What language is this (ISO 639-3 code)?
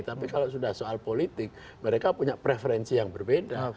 ind